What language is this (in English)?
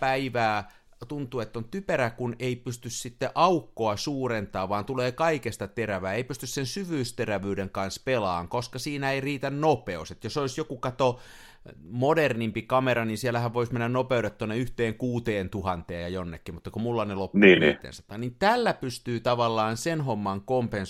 Finnish